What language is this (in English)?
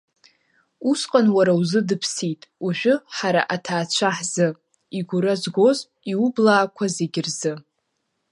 Abkhazian